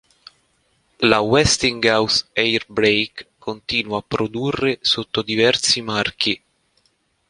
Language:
Italian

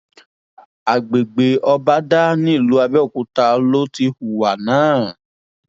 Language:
Yoruba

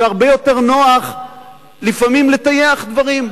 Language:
Hebrew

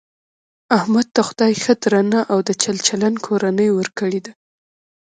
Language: Pashto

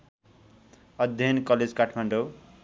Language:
Nepali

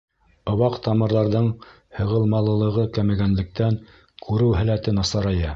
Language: Bashkir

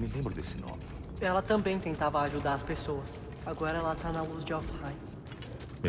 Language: Portuguese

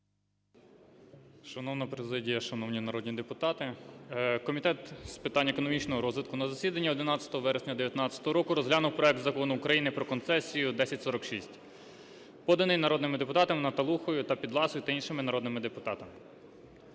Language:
Ukrainian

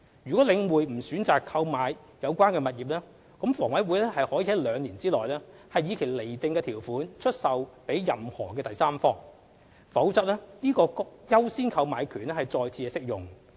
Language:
Cantonese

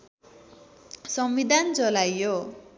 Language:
Nepali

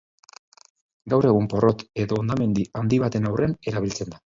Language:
Basque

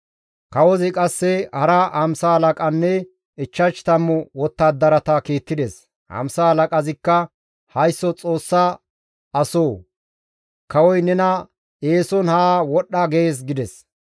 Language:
Gamo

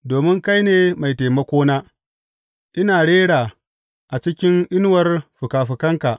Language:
Hausa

